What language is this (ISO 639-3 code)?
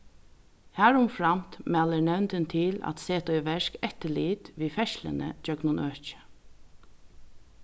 fao